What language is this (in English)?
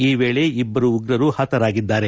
Kannada